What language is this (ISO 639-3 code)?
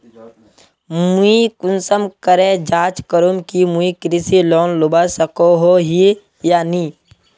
mag